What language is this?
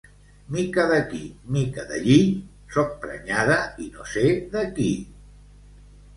Catalan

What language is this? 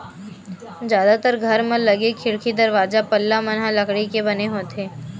Chhattisgarhi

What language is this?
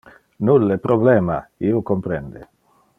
Interlingua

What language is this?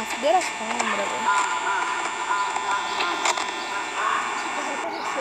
Portuguese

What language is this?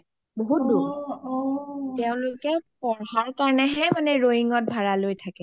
Assamese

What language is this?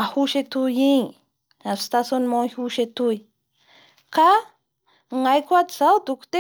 Bara Malagasy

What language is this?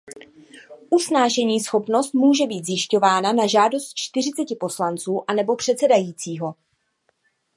Czech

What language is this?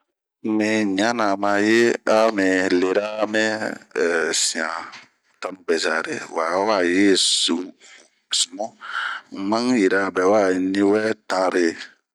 Bomu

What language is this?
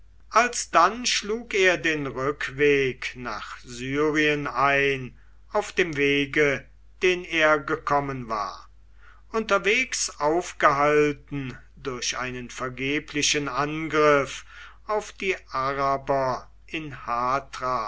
German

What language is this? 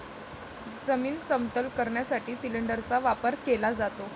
Marathi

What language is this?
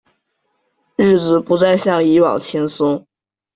Chinese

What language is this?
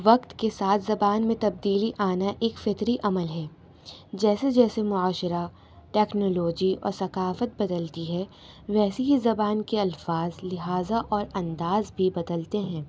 Urdu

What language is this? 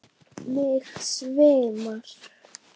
Icelandic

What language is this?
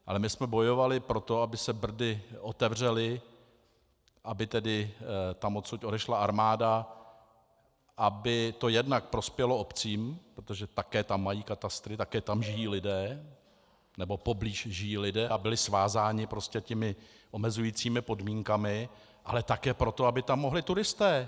Czech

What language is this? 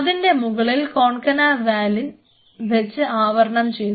Malayalam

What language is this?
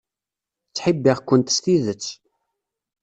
Kabyle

